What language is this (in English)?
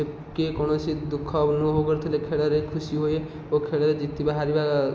Odia